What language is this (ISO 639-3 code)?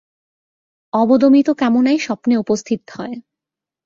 ben